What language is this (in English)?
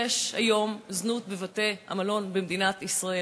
Hebrew